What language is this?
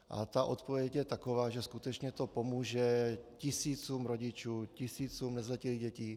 Czech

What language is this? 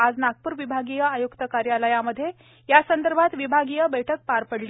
Marathi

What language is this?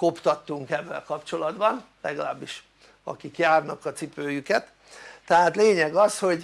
Hungarian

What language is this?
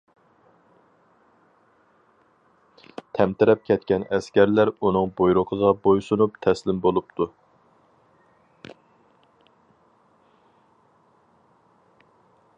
Uyghur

